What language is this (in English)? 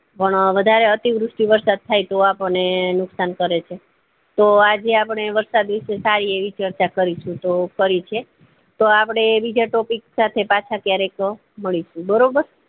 Gujarati